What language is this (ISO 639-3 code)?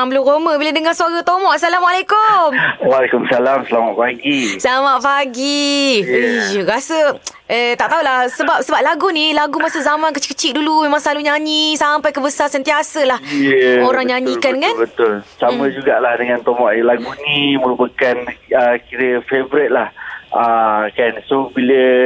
msa